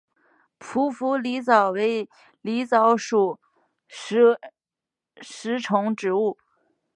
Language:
Chinese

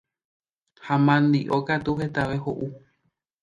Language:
Guarani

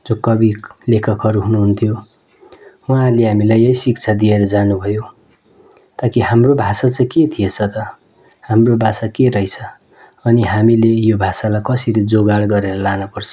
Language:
Nepali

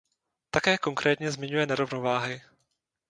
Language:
Czech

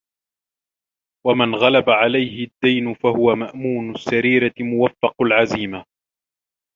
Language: Arabic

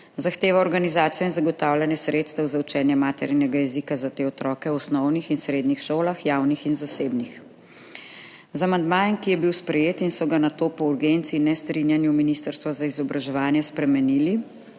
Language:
Slovenian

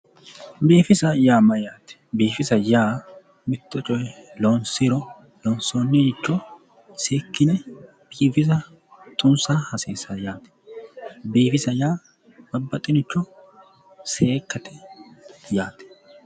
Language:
Sidamo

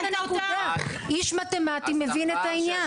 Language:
Hebrew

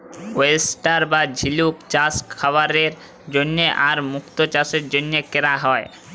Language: Bangla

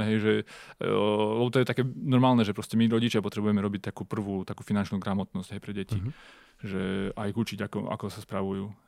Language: Slovak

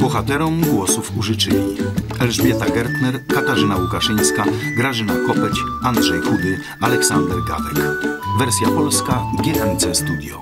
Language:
Polish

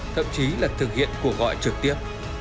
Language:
Vietnamese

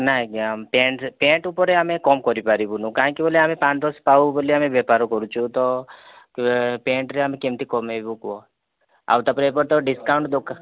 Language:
Odia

